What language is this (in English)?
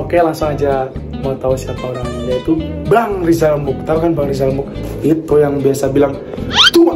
Indonesian